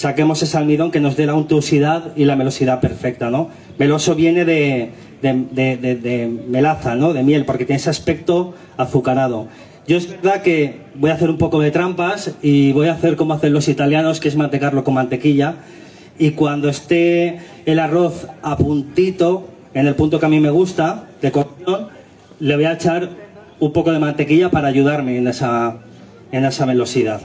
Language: Spanish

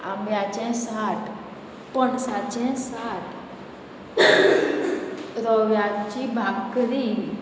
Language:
Konkani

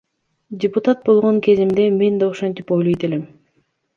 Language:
Kyrgyz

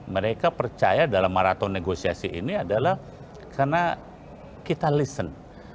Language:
Indonesian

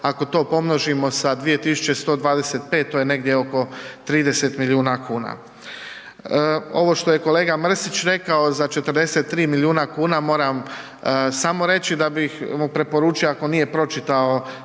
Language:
Croatian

